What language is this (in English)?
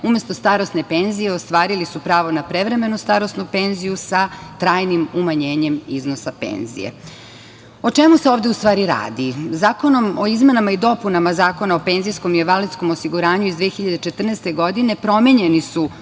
Serbian